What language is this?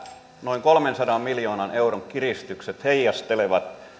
Finnish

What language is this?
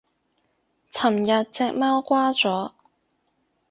Cantonese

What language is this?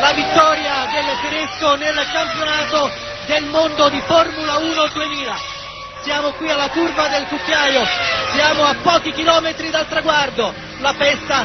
Italian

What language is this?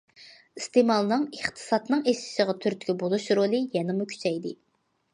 Uyghur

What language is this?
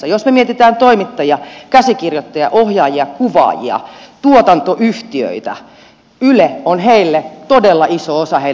Finnish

